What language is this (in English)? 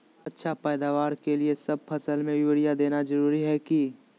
Magahi